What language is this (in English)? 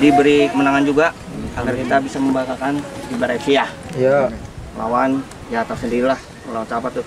Indonesian